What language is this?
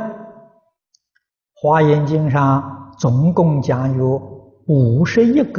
Chinese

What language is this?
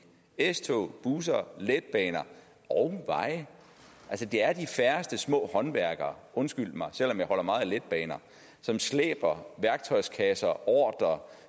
Danish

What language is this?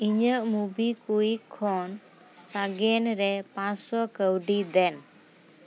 Santali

